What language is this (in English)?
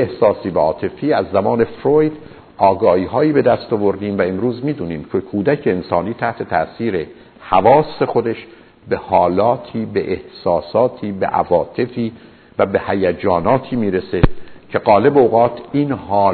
Persian